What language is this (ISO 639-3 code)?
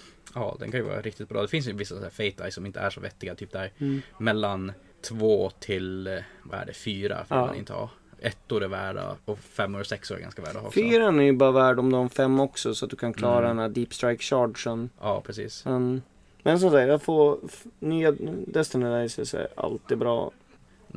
swe